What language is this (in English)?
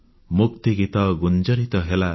Odia